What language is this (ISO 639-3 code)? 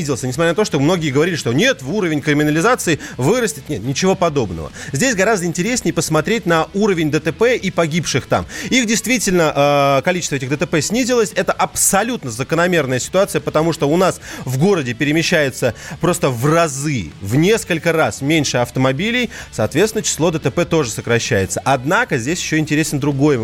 rus